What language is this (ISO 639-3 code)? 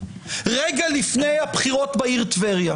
heb